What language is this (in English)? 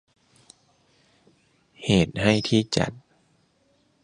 Thai